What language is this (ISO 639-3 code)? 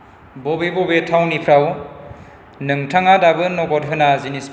brx